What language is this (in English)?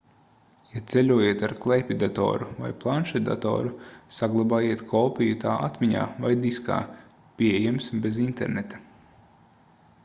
Latvian